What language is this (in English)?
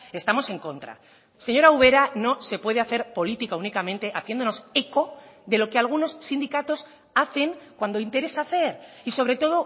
Spanish